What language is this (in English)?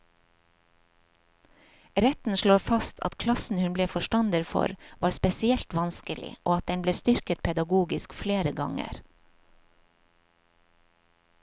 Norwegian